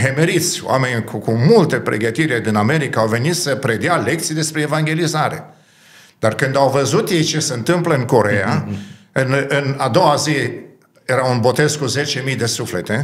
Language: Romanian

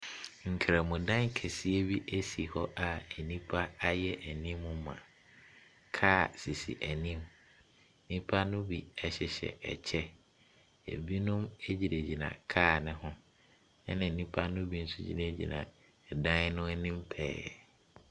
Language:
Akan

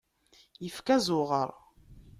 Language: Kabyle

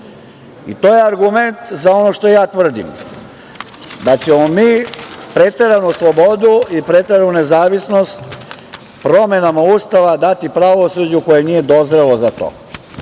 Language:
Serbian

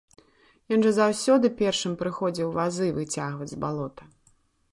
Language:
Belarusian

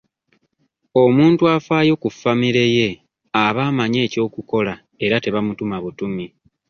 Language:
Ganda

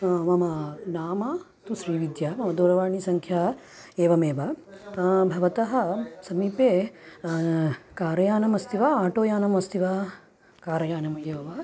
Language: Sanskrit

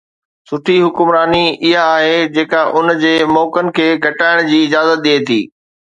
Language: Sindhi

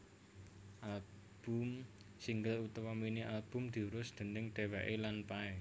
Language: Javanese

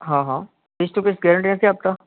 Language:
Gujarati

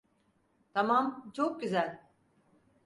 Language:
Turkish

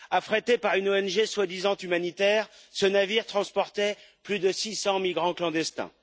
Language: French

